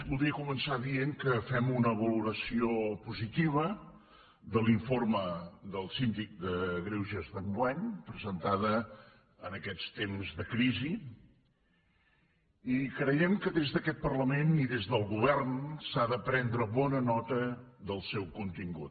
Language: Catalan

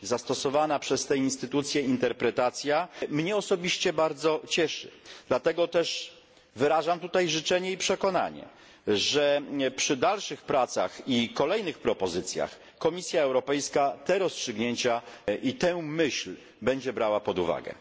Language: Polish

